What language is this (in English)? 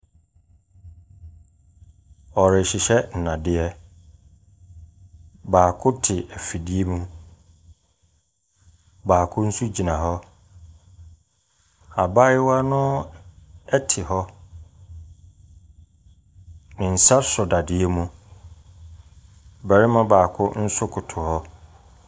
Akan